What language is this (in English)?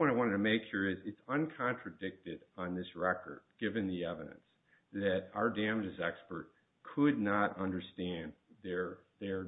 English